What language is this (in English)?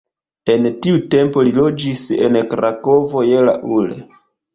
Esperanto